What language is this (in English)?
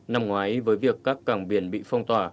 Vietnamese